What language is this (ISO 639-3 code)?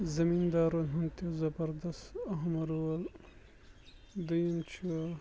kas